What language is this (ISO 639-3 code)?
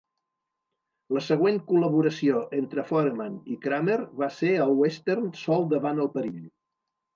cat